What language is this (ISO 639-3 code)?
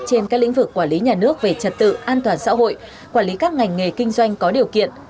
vie